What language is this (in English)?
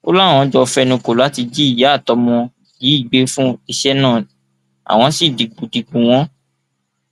Yoruba